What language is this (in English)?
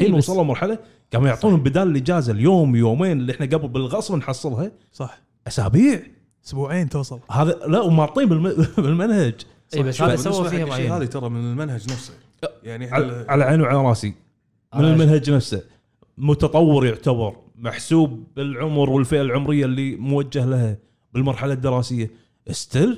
Arabic